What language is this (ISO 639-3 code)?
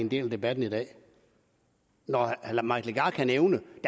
dan